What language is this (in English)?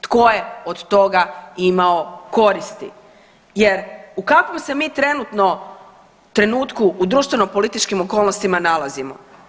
Croatian